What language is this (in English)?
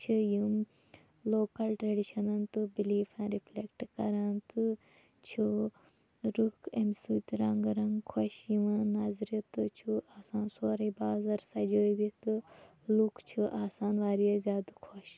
Kashmiri